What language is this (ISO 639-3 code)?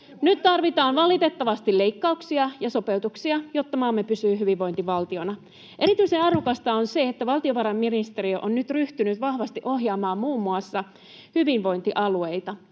fin